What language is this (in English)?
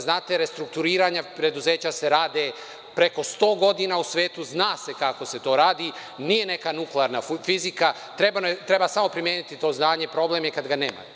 Serbian